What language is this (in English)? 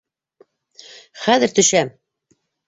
Bashkir